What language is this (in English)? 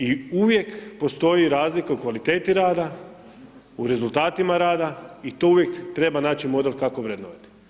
Croatian